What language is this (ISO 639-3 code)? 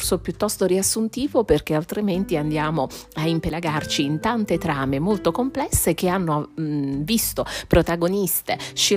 ita